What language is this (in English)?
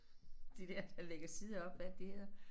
Danish